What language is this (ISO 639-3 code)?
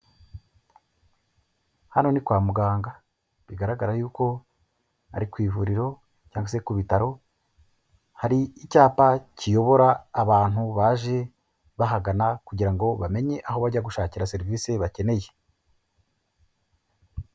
kin